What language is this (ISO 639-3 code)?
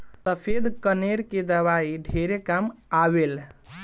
bho